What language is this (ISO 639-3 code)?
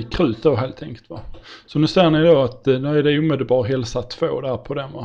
swe